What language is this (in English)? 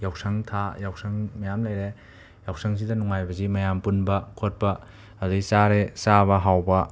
Manipuri